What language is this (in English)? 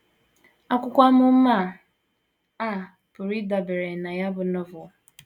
Igbo